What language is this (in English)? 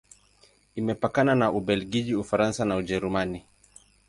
Swahili